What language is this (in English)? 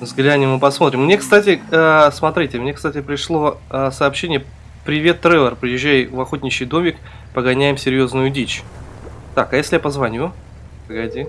Russian